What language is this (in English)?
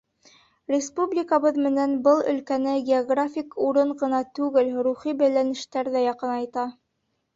Bashkir